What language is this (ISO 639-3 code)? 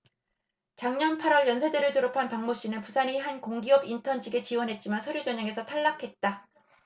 kor